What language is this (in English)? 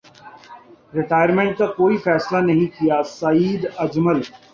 Urdu